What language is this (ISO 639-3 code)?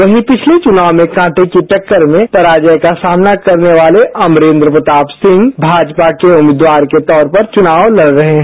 hin